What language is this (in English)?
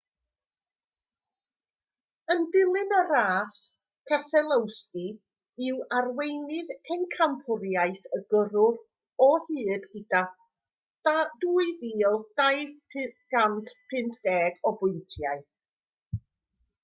Welsh